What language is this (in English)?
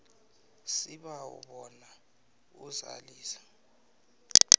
South Ndebele